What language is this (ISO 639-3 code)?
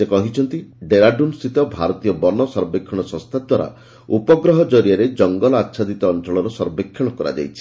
ori